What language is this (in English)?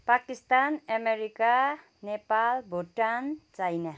Nepali